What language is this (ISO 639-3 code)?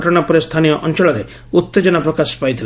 ori